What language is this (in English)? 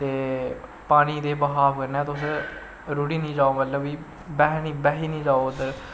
Dogri